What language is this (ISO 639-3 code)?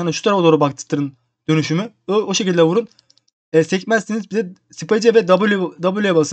tur